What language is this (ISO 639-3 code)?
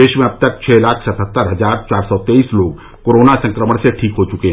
hin